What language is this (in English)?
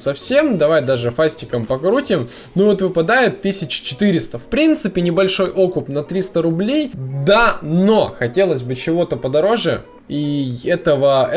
Russian